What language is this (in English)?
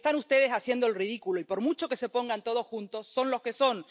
Spanish